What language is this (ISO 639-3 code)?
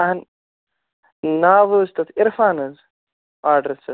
kas